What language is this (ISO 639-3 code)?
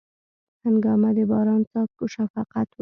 pus